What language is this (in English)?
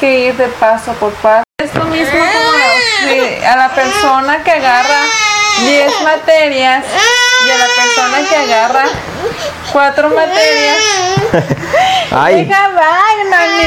Spanish